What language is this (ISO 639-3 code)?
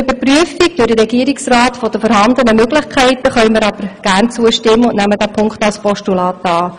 gsw